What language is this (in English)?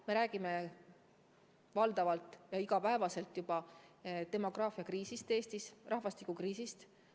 Estonian